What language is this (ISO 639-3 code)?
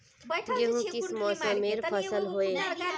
mag